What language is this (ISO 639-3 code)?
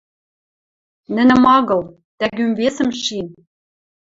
mrj